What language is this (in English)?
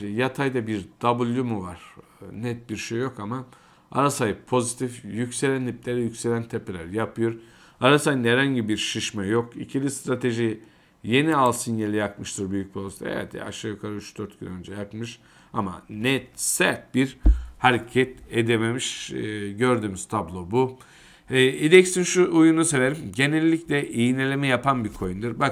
Turkish